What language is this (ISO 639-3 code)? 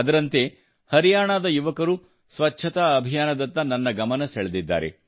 kan